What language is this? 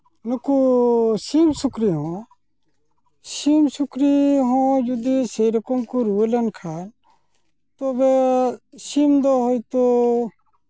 Santali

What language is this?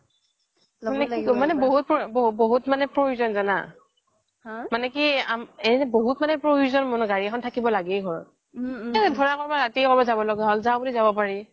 Assamese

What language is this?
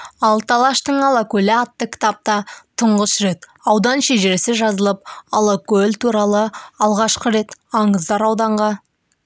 Kazakh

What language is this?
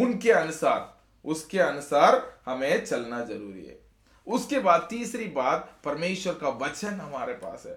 Hindi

